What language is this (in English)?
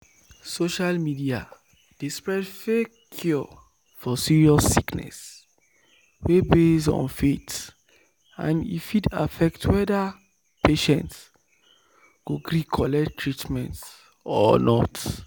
Nigerian Pidgin